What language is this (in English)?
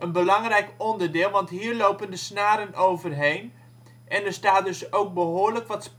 Dutch